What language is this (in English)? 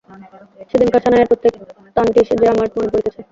Bangla